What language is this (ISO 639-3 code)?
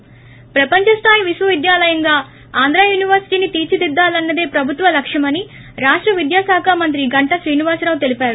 tel